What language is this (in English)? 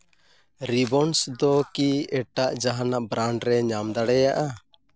Santali